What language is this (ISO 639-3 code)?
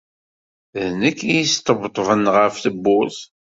kab